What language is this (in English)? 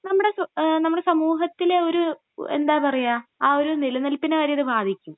Malayalam